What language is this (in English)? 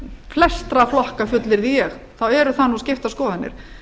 Icelandic